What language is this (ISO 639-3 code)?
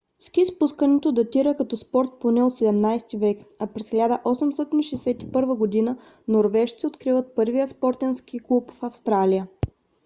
bul